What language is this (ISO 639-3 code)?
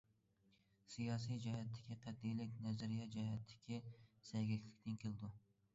uig